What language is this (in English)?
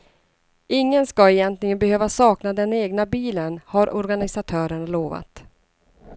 Swedish